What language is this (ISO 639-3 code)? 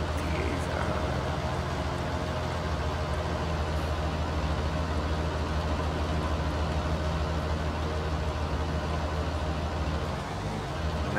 nld